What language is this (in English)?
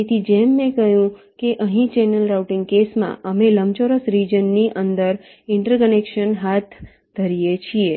Gujarati